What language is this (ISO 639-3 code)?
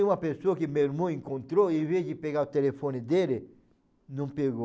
por